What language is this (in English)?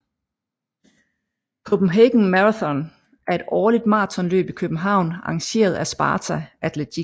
Danish